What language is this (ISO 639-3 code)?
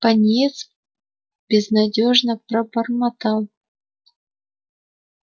rus